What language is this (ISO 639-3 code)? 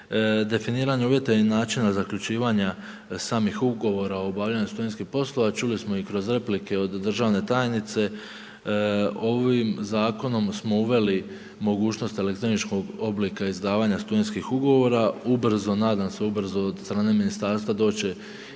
hrv